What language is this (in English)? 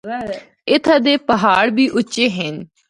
Northern Hindko